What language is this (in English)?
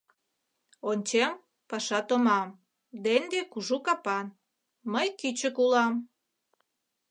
Mari